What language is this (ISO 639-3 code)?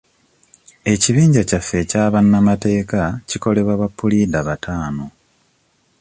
lug